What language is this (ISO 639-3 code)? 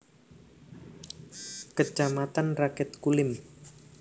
jav